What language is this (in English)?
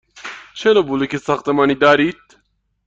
Persian